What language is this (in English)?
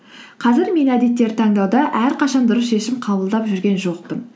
Kazakh